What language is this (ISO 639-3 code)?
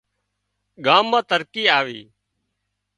kxp